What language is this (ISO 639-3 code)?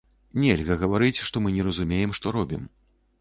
bel